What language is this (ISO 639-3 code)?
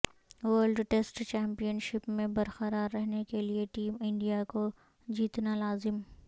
urd